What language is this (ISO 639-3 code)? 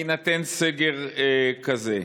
heb